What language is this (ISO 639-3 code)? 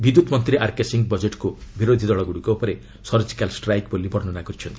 ori